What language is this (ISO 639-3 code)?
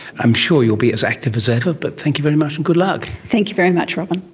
eng